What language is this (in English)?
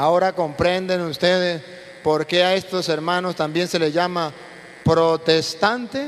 Spanish